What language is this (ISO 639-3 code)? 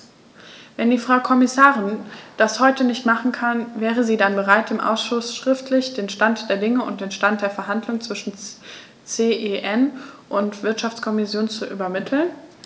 deu